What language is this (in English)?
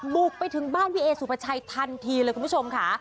Thai